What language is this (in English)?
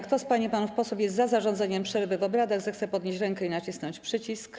Polish